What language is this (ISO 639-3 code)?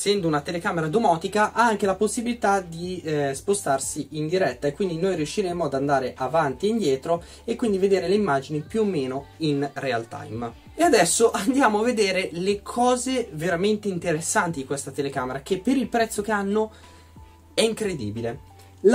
ita